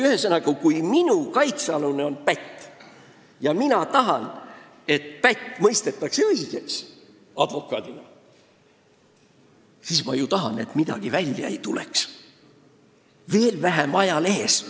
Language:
Estonian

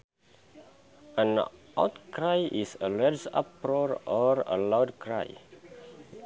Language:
Sundanese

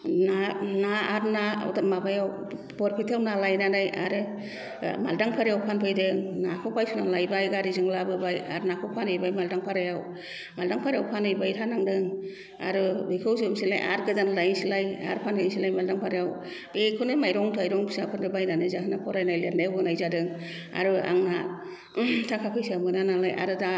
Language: Bodo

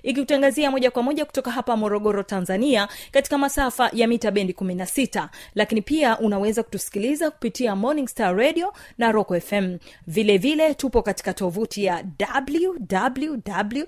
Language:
Swahili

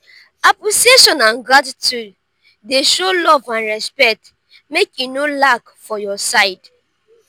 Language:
Nigerian Pidgin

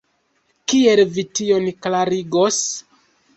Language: Esperanto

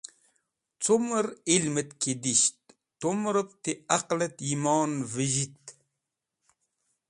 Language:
Wakhi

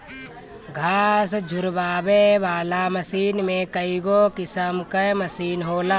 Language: Bhojpuri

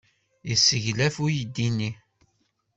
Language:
Kabyle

